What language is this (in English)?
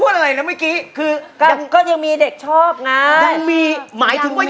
Thai